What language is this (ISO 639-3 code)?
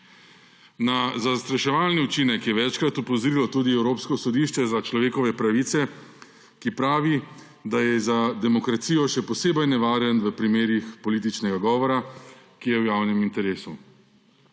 slv